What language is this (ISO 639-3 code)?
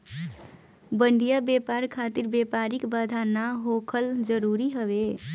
bho